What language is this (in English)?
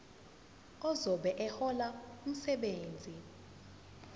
Zulu